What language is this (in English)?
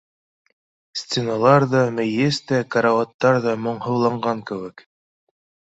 Bashkir